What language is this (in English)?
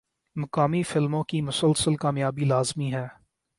Urdu